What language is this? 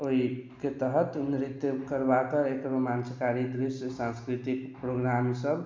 Maithili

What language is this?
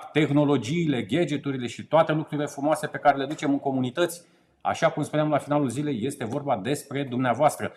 Romanian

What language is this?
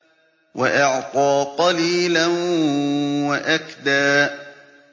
Arabic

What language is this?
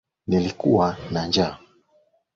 Swahili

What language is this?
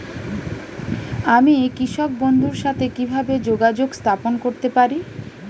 Bangla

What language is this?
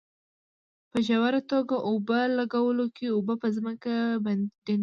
Pashto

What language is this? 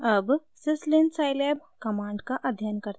Hindi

